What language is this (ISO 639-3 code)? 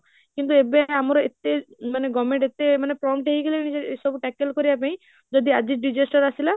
ori